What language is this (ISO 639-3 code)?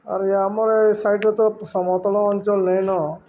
ori